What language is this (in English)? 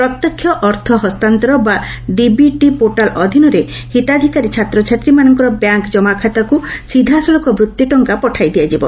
Odia